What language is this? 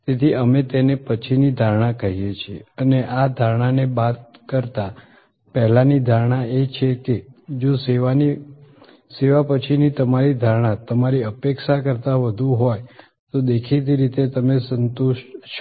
Gujarati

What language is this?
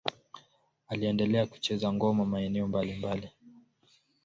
Swahili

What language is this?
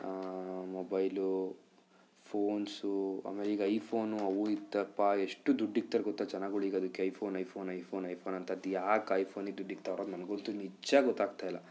Kannada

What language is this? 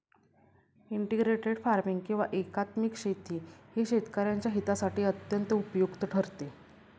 Marathi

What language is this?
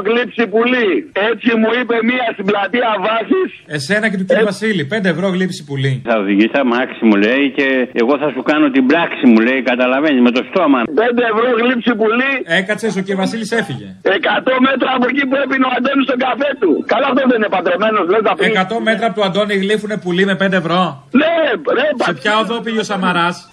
Greek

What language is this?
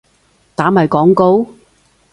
Cantonese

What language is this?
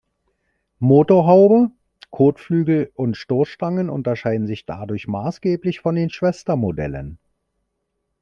German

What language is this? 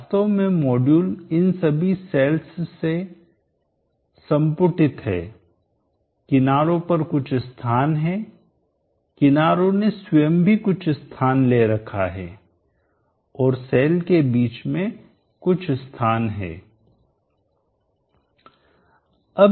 Hindi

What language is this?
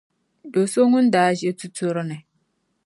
Dagbani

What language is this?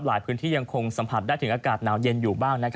Thai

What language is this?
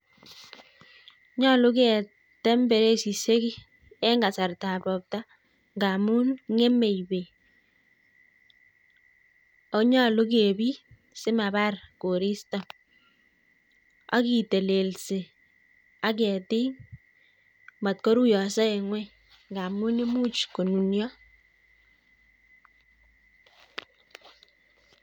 Kalenjin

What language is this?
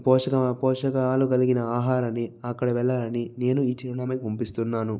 Telugu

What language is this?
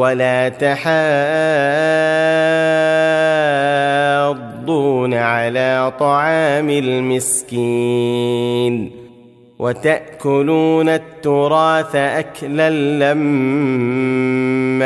Arabic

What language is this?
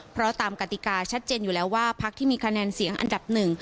Thai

